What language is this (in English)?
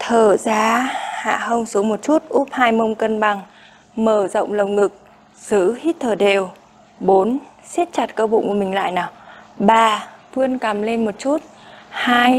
Vietnamese